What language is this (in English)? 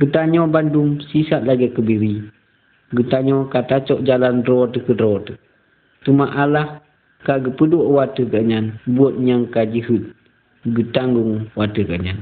Malay